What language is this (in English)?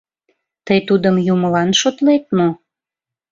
Mari